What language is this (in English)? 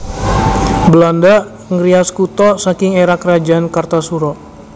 Javanese